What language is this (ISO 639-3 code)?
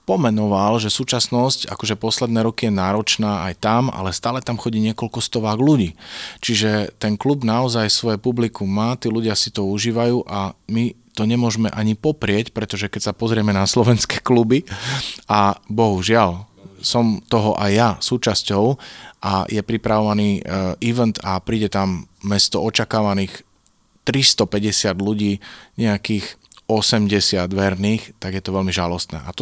slk